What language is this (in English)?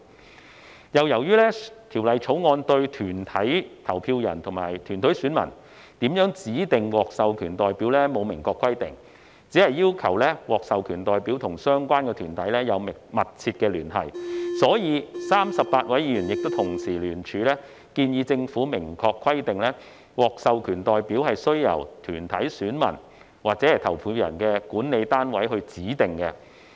Cantonese